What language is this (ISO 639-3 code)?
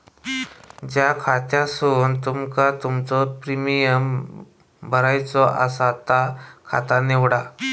mar